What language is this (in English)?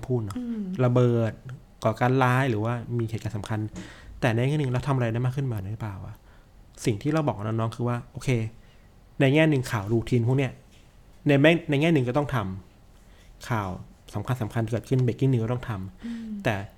Thai